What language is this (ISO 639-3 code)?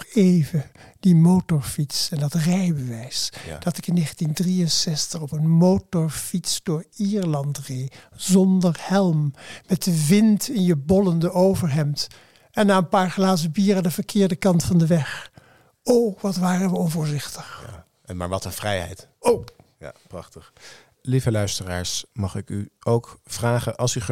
nld